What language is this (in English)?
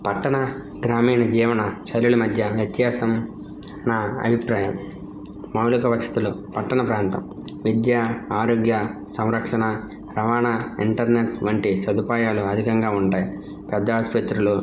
Telugu